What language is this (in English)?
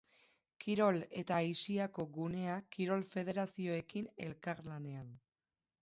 Basque